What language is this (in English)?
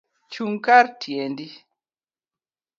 Luo (Kenya and Tanzania)